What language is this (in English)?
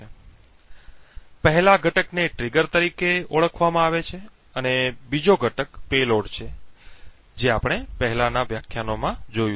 Gujarati